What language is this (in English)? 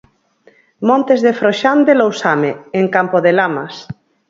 Galician